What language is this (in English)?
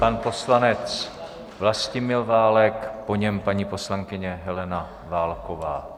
Czech